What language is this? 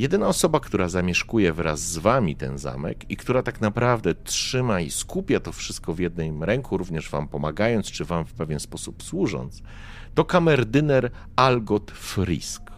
Polish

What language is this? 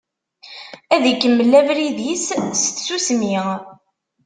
Kabyle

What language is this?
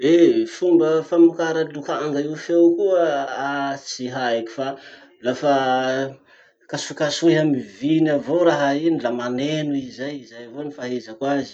Masikoro Malagasy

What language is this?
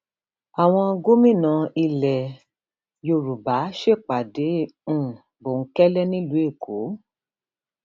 Yoruba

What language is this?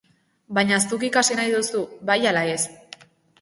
Basque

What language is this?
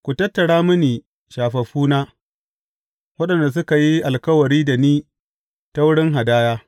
Hausa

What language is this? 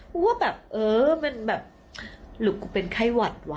Thai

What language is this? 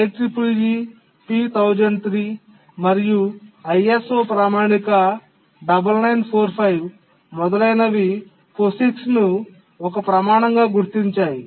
Telugu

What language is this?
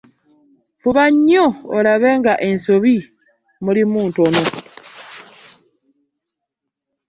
Ganda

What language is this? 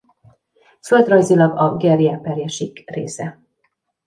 Hungarian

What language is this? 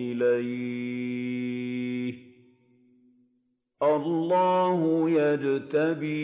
Arabic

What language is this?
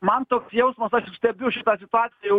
Lithuanian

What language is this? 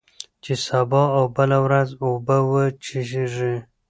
Pashto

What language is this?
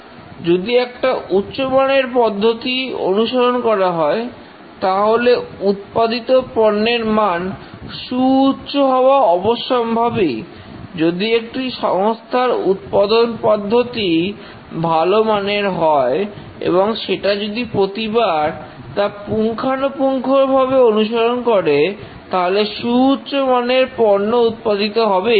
Bangla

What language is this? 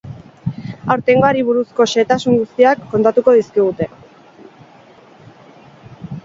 Basque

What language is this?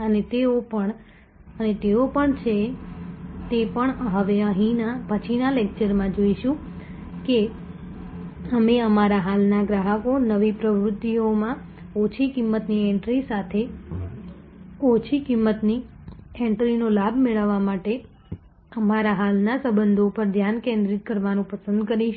Gujarati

